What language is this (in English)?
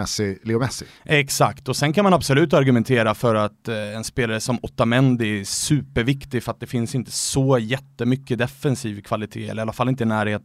Swedish